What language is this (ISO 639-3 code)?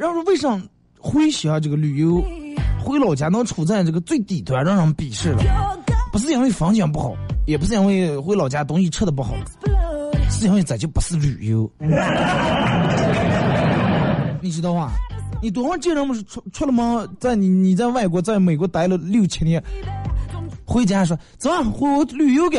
zho